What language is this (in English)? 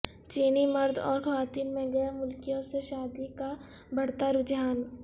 Urdu